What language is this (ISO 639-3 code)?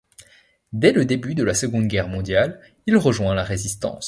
fra